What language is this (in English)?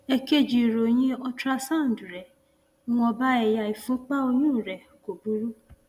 Yoruba